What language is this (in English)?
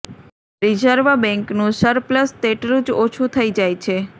Gujarati